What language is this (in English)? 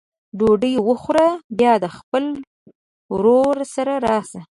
Pashto